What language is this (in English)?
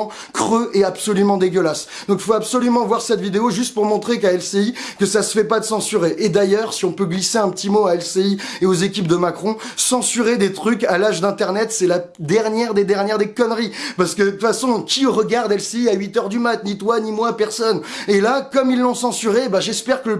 French